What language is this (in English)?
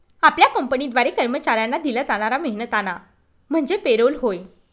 Marathi